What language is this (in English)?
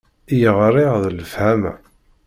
Kabyle